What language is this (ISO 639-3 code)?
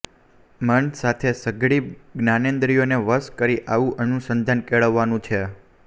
guj